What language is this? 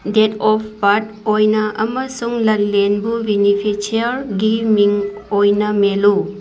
Manipuri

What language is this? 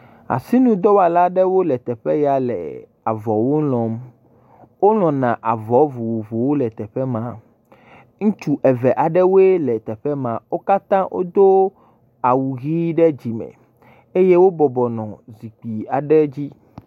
Ewe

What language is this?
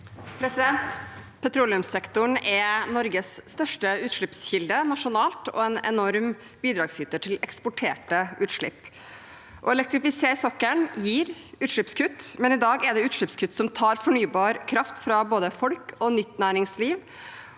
Norwegian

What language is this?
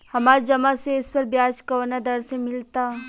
Bhojpuri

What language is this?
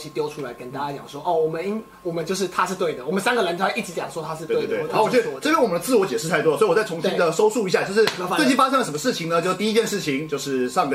Chinese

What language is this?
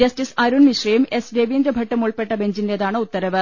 Malayalam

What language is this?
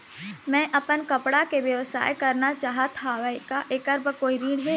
Chhattisgarhi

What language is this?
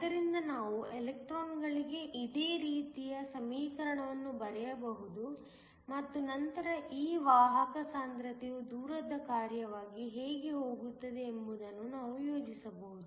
Kannada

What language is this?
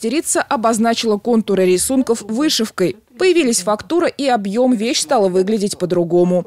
Russian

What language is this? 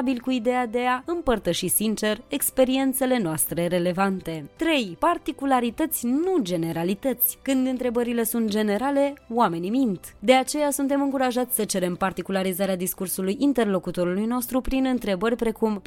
Romanian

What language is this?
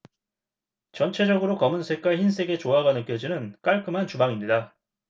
Korean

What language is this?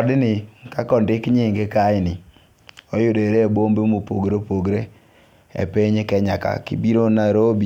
Luo (Kenya and Tanzania)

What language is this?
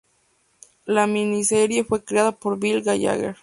Spanish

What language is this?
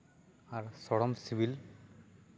Santali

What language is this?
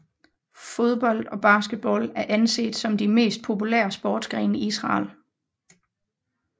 Danish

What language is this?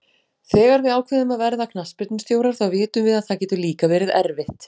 Icelandic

